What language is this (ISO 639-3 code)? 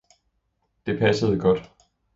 dan